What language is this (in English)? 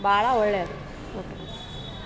Kannada